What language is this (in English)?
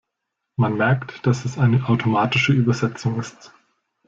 German